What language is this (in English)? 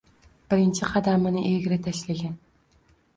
Uzbek